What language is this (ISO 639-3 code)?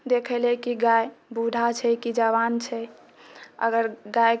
mai